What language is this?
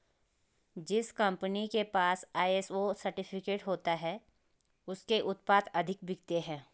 Hindi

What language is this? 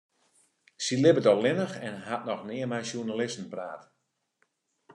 Western Frisian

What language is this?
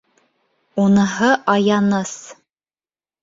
Bashkir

